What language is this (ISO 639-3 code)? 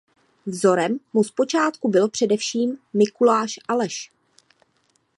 ces